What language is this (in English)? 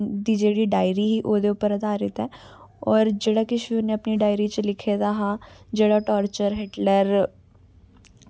Dogri